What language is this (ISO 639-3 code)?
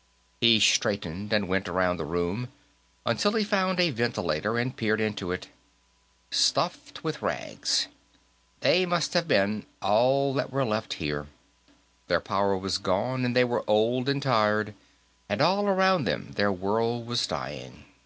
eng